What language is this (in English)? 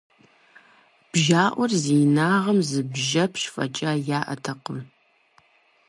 Kabardian